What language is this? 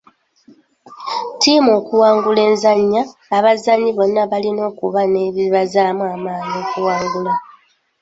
Ganda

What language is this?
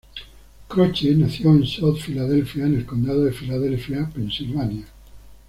Spanish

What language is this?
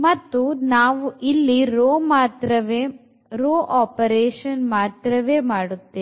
Kannada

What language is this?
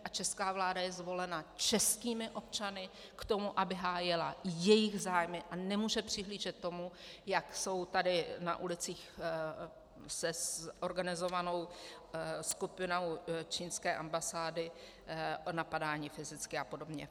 Czech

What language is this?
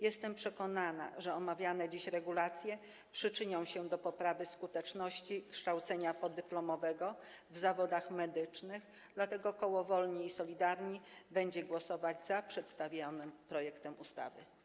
Polish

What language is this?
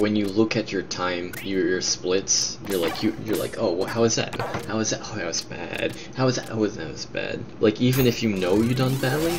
English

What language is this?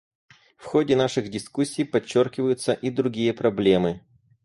Russian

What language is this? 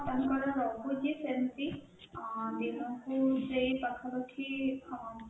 Odia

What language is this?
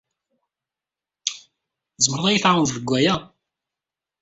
Kabyle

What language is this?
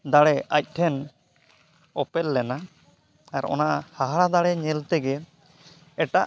Santali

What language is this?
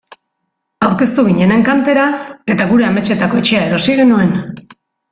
Basque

